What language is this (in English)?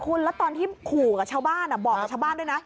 Thai